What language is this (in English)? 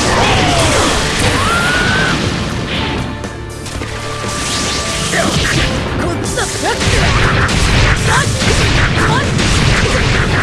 Japanese